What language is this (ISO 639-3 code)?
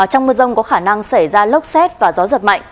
vie